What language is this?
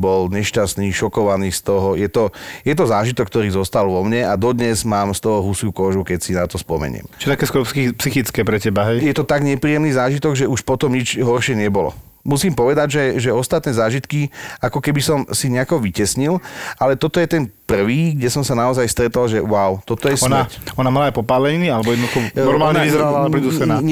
Slovak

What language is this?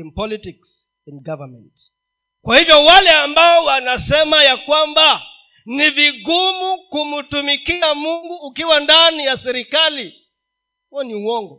Swahili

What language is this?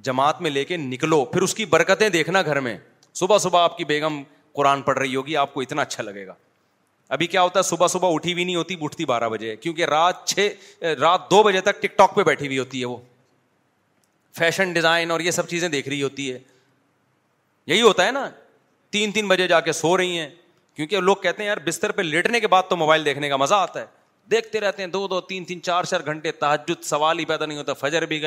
Urdu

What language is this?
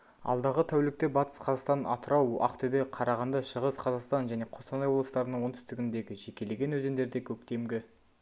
Kazakh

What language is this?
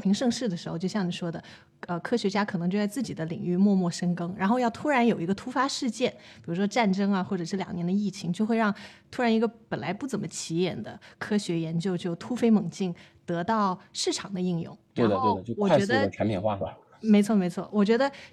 Chinese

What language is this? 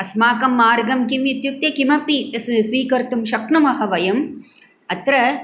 Sanskrit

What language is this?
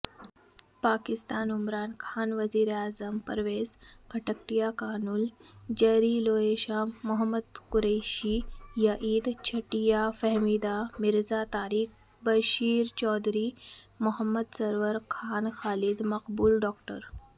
Urdu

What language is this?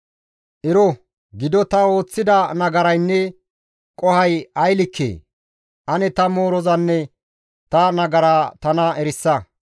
Gamo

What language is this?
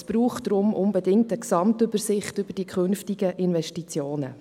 Swiss German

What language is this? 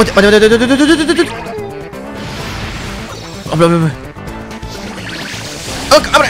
Japanese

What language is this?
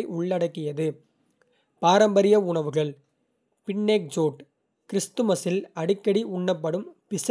Kota (India)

